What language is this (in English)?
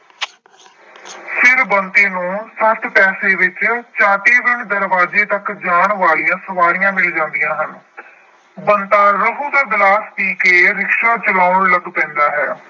Punjabi